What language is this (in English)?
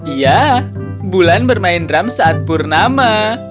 Indonesian